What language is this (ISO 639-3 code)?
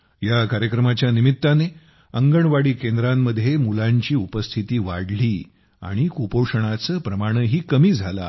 mar